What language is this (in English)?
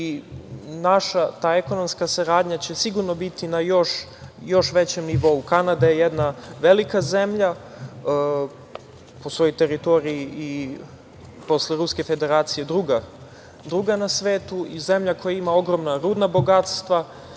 Serbian